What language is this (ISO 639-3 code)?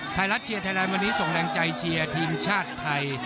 tha